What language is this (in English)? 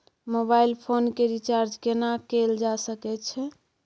Maithili